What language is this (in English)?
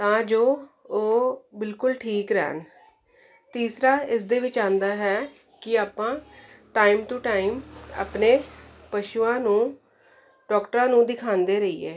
Punjabi